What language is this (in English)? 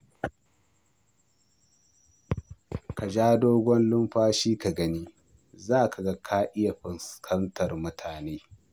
Hausa